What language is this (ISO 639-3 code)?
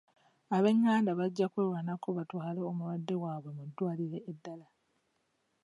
lug